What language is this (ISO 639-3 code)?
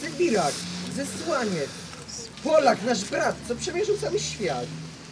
pol